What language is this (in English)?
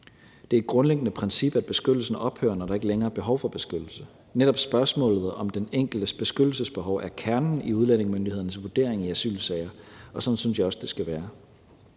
Danish